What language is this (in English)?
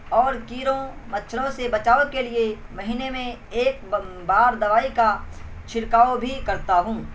Urdu